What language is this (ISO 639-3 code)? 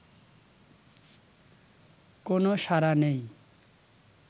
ben